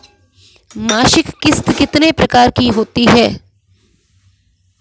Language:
Hindi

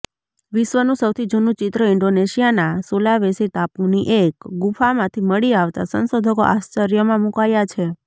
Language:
Gujarati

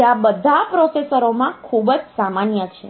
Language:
Gujarati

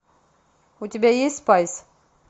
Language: Russian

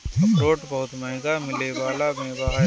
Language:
Bhojpuri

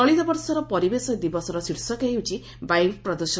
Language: Odia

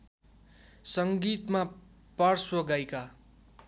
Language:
Nepali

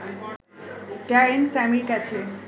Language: Bangla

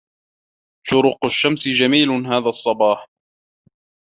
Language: Arabic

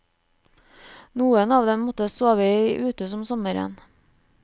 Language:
Norwegian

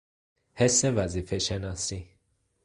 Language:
Persian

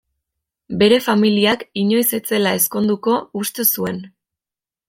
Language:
Basque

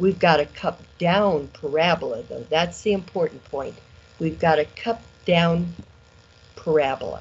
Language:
English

